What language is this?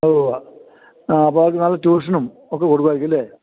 Malayalam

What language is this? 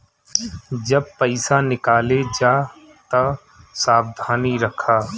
Bhojpuri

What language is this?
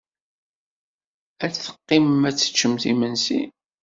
Kabyle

